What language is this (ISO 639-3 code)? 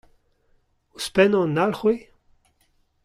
bre